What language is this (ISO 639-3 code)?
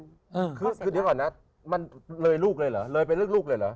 tha